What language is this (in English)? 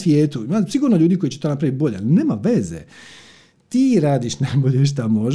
Croatian